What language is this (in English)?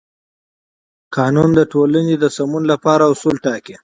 Pashto